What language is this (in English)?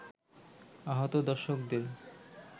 Bangla